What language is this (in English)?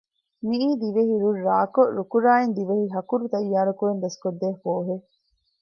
Divehi